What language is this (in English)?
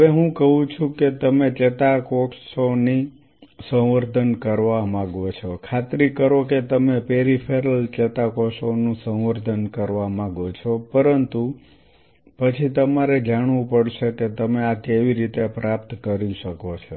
Gujarati